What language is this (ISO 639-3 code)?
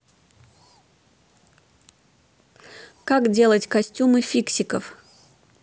rus